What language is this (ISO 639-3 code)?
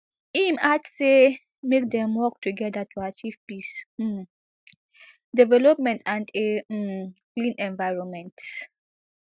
pcm